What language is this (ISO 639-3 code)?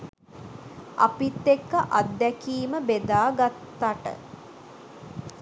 sin